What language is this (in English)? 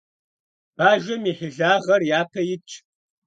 Kabardian